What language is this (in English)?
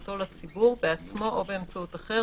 Hebrew